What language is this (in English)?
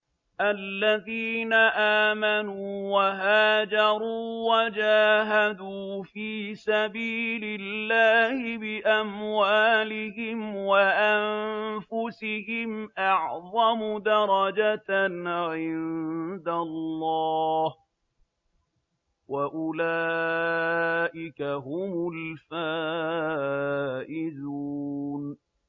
Arabic